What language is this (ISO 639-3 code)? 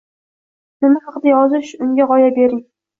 uzb